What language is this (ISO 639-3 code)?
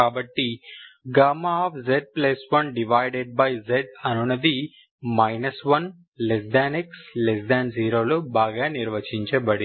tel